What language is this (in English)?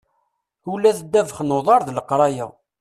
Kabyle